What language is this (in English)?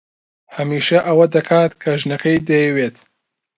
Central Kurdish